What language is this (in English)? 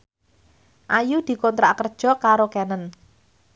Javanese